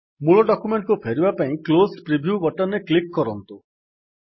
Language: Odia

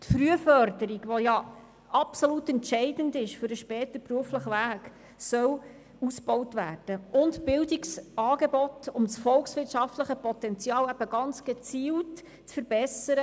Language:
Swiss German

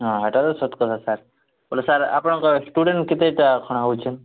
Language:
Odia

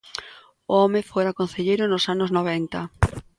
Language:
Galician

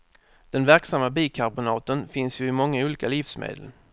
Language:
Swedish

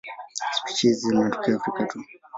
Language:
Swahili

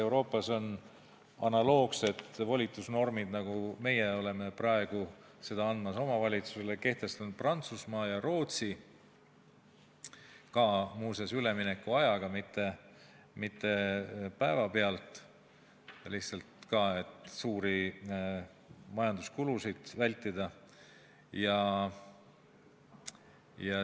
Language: Estonian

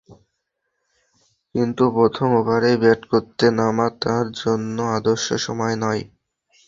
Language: Bangla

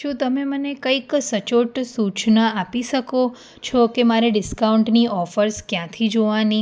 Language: Gujarati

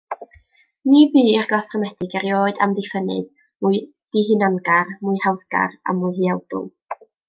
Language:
Welsh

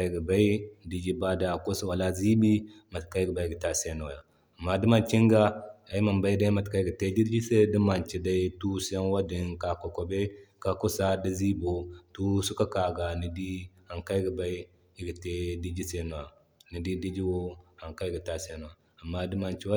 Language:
Zarma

